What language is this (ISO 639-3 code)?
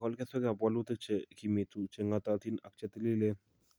kln